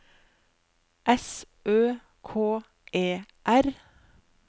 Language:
Norwegian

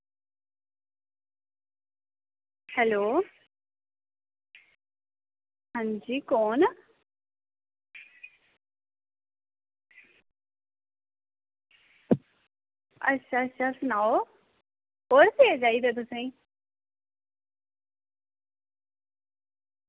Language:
Dogri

